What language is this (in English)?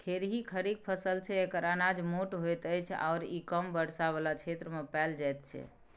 Maithili